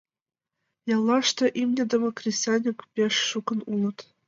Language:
Mari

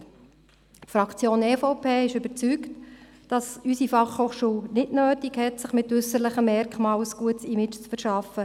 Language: Swiss German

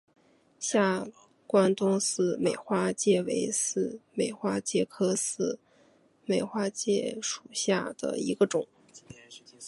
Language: Chinese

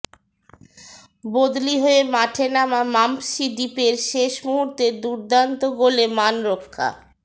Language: Bangla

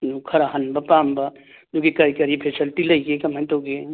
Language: Manipuri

